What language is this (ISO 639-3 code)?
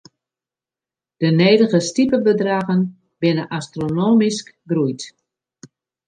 fry